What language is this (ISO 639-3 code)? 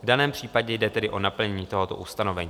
ces